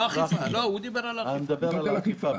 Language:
Hebrew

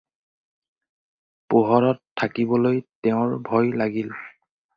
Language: Assamese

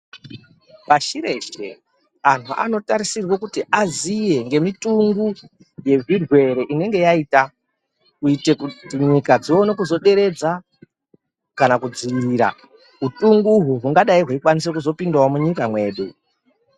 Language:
Ndau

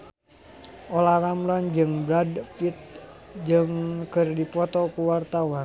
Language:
Sundanese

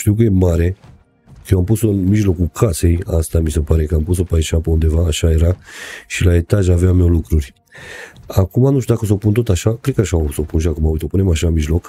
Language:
Romanian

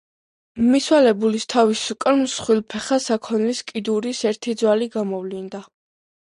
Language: Georgian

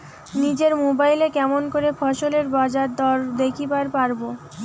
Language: Bangla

